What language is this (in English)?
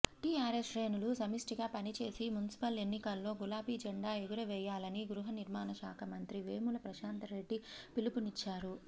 Telugu